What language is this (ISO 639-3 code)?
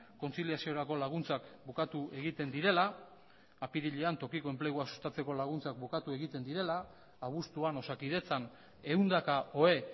eus